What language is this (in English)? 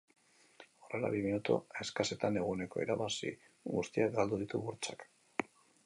Basque